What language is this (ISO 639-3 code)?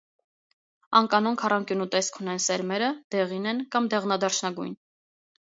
hye